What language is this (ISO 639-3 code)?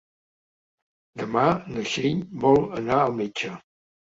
cat